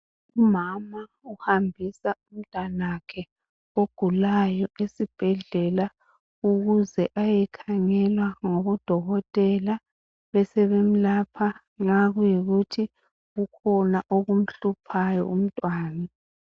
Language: North Ndebele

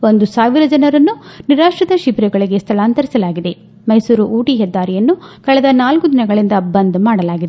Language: Kannada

